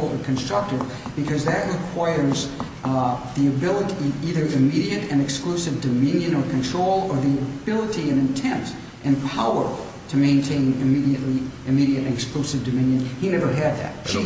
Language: English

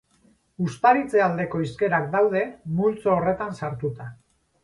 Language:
Basque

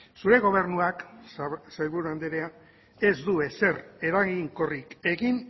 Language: Basque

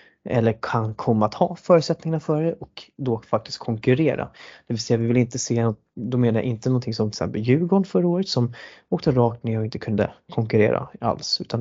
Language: Swedish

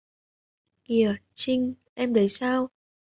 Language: Vietnamese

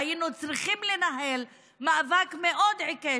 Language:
Hebrew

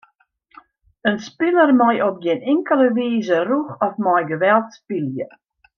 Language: Western Frisian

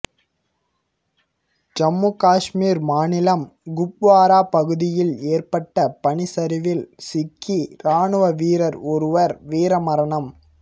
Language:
Tamil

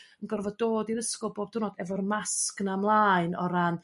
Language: Welsh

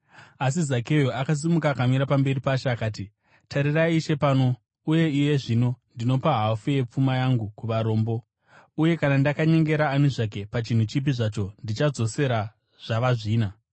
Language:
Shona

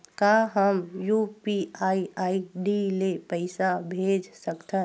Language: Chhattisgarhi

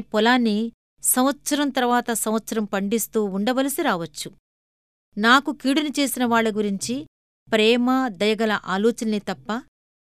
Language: Telugu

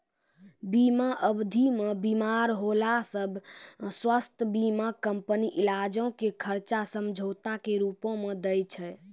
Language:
Maithili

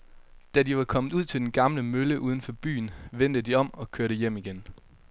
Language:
Danish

